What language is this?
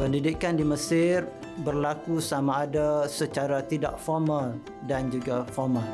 Malay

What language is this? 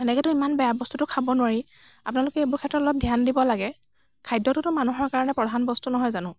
Assamese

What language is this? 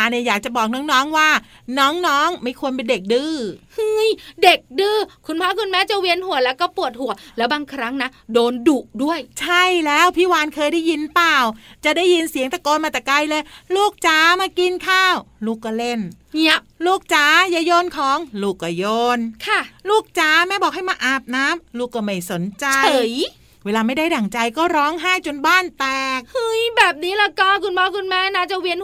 Thai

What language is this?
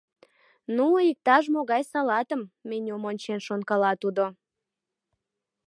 Mari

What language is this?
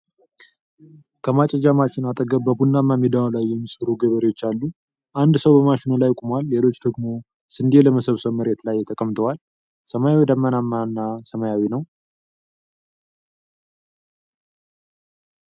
Amharic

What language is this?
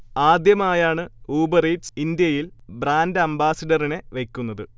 Malayalam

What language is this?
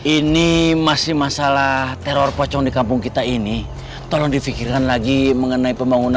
Indonesian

